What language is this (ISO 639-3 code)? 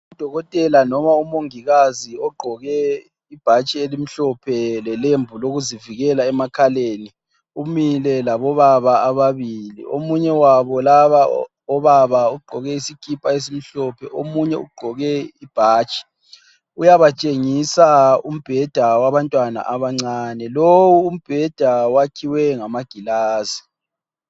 nde